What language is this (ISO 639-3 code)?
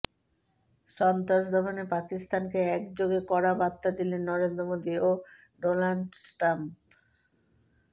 ben